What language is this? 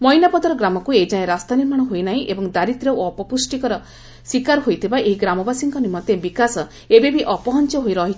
Odia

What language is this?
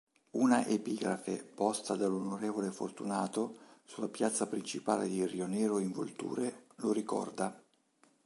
Italian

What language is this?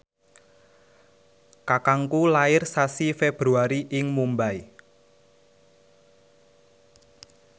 Javanese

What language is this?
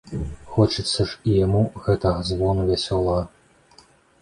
Belarusian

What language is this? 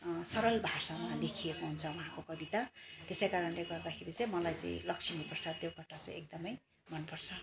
Nepali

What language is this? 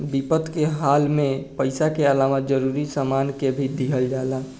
Bhojpuri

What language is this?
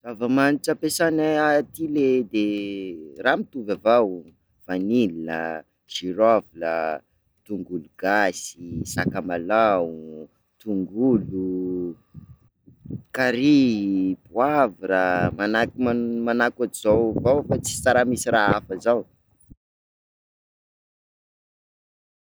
Sakalava Malagasy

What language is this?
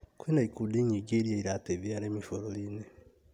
Kikuyu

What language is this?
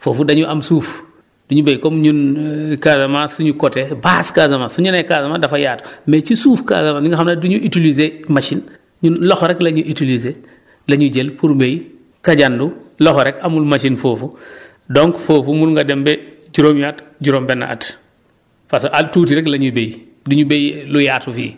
Wolof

